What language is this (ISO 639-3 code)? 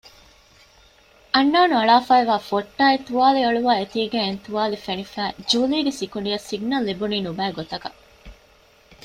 div